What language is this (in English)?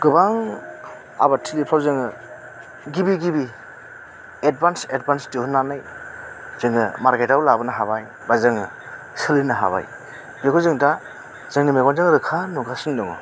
Bodo